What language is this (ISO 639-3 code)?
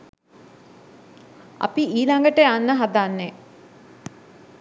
sin